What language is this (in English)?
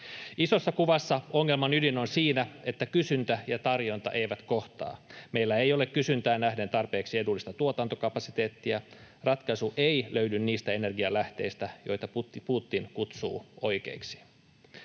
Finnish